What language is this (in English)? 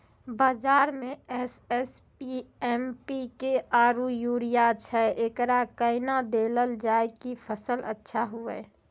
Maithili